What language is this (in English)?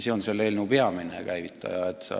Estonian